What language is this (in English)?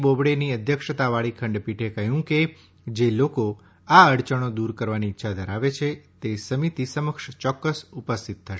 Gujarati